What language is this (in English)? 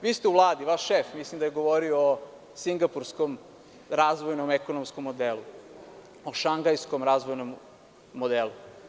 Serbian